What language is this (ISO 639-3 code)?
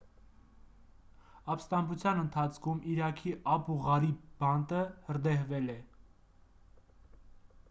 hye